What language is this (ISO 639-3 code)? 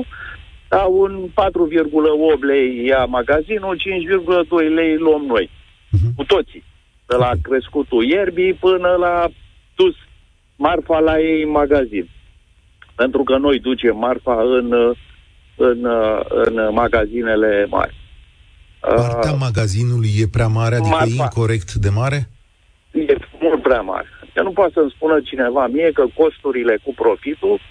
ron